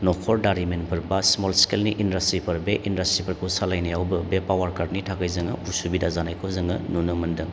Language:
Bodo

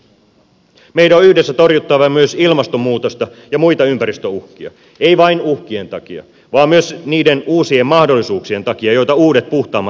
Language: Finnish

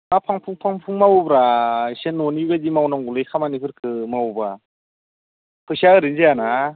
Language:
Bodo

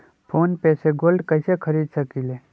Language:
Magahi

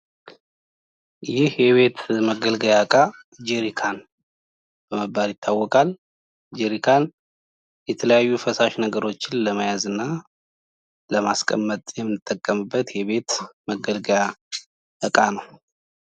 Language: Amharic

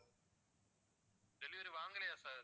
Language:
Tamil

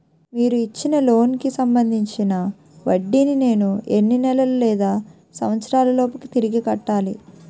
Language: Telugu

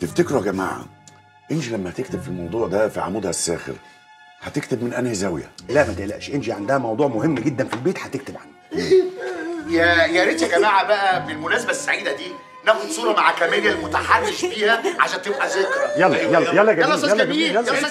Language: Arabic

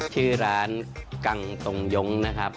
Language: Thai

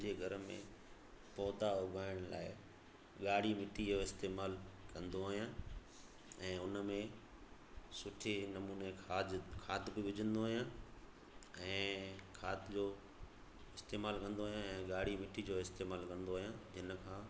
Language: Sindhi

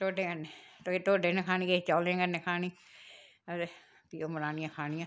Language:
Dogri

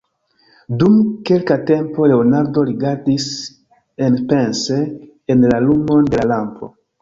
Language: Esperanto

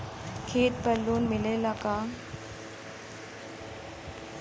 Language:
Bhojpuri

